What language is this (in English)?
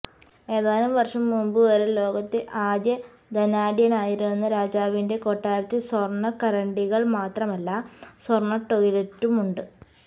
Malayalam